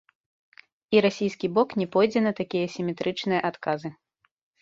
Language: Belarusian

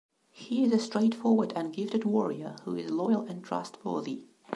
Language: English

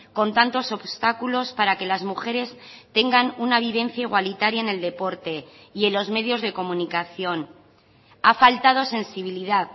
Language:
Spanish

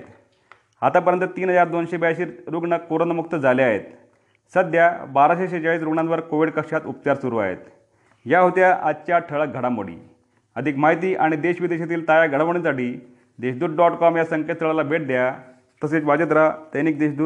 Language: Marathi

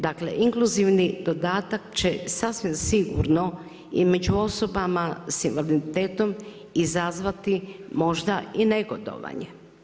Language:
Croatian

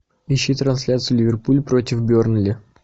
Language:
Russian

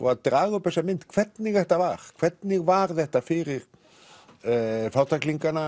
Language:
Icelandic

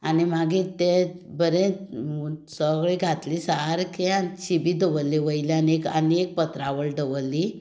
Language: Konkani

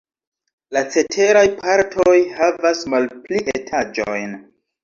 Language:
Esperanto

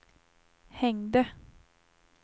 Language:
Swedish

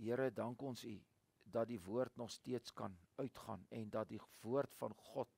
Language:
Dutch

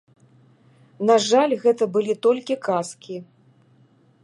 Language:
Belarusian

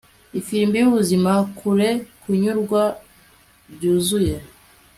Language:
Kinyarwanda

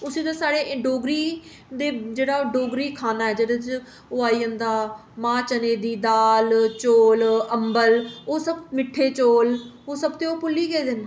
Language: Dogri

